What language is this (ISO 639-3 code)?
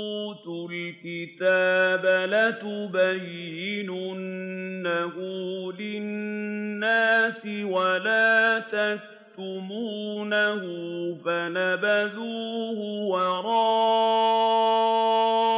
ara